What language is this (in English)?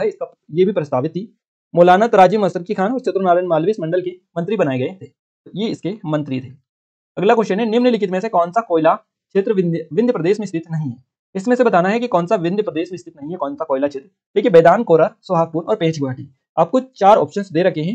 Hindi